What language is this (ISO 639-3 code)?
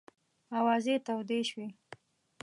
pus